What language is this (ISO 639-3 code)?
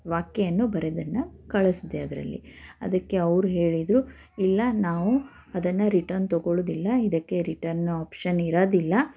kan